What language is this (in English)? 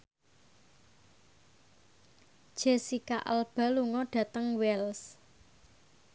Javanese